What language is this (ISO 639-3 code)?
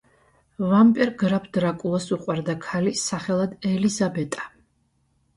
kat